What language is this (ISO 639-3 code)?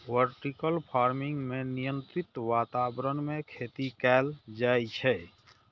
mai